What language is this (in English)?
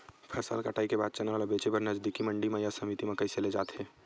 Chhattisgarhi